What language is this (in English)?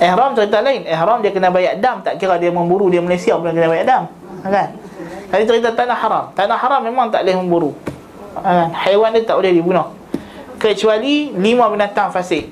Malay